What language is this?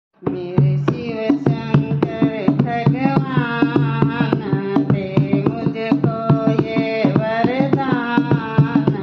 Thai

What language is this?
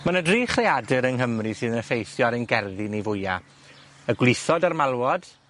Welsh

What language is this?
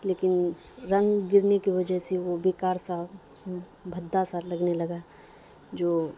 Urdu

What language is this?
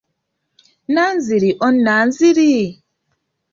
Ganda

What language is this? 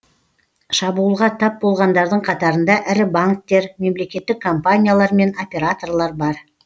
Kazakh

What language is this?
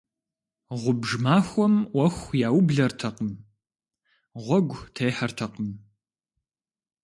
Kabardian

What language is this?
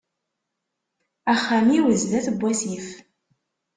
Kabyle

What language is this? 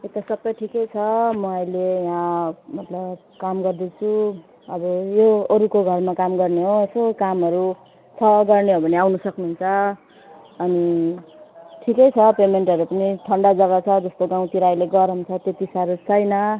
Nepali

